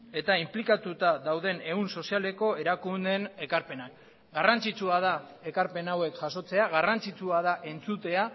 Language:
Basque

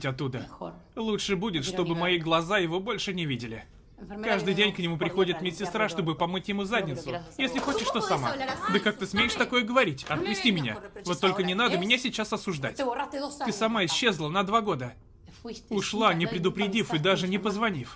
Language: Russian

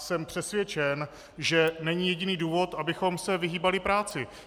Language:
Czech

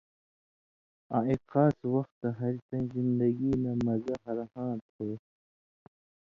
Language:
Indus Kohistani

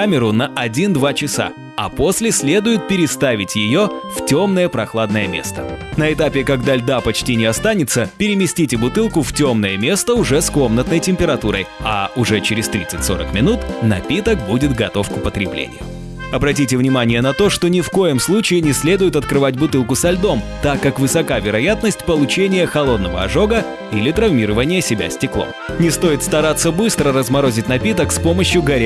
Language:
Russian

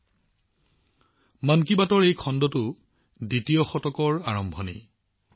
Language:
Assamese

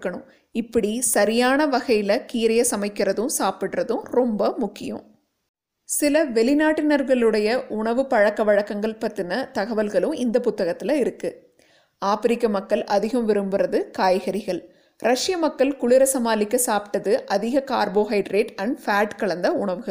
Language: Tamil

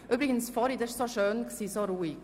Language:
Swiss German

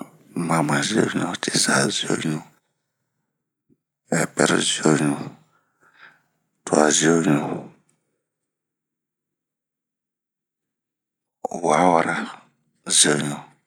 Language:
Bomu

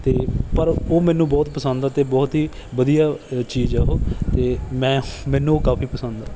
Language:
Punjabi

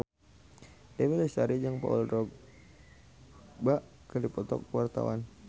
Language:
Sundanese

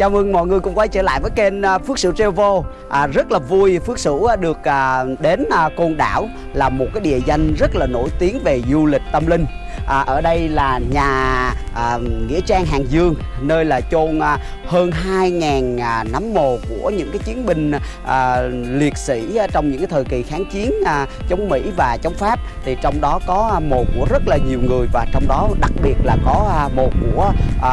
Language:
Vietnamese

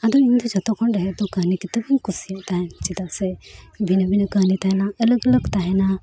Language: Santali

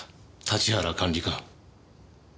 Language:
Japanese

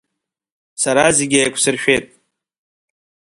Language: Abkhazian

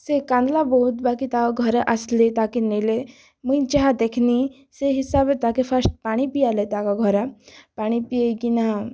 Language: Odia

